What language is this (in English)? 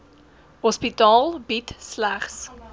Afrikaans